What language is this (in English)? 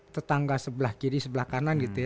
Indonesian